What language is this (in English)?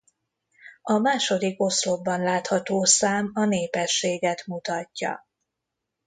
Hungarian